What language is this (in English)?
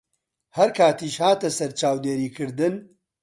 Central Kurdish